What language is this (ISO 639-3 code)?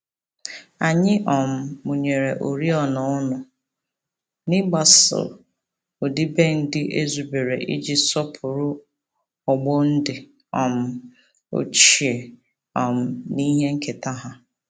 ibo